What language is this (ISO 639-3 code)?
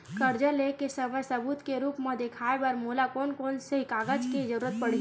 hne